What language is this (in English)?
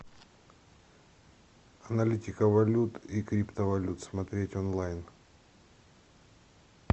Russian